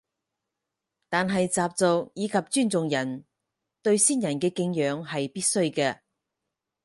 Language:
Cantonese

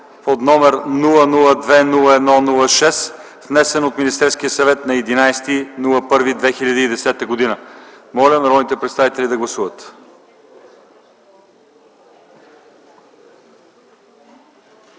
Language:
Bulgarian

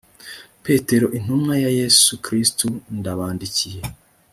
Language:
Kinyarwanda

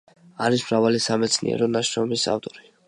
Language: Georgian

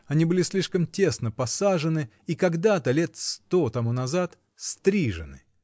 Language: Russian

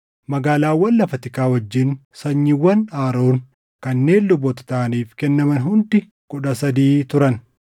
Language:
Oromo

